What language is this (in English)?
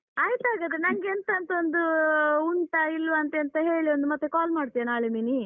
Kannada